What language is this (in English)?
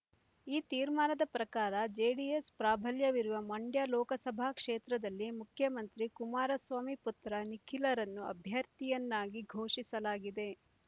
Kannada